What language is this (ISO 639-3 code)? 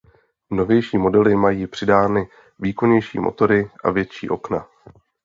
ces